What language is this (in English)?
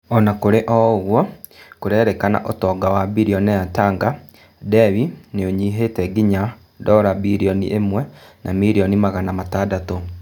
Kikuyu